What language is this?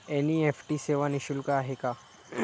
Marathi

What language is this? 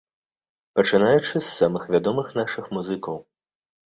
Belarusian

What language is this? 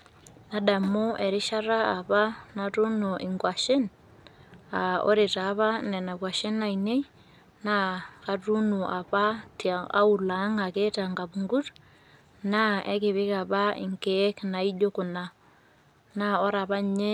Masai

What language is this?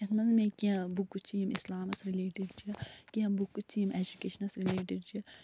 Kashmiri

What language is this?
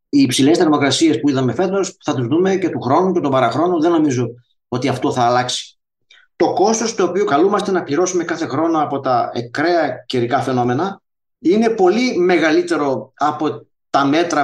Greek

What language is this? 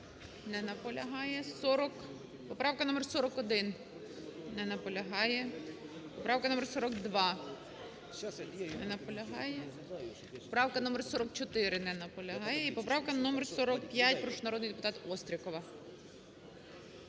Ukrainian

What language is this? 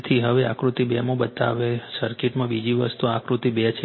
Gujarati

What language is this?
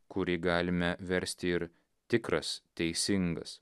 Lithuanian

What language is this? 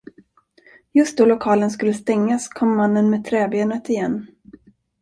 Swedish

